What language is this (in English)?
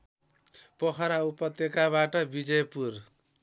Nepali